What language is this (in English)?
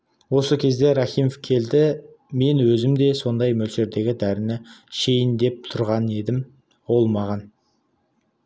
Kazakh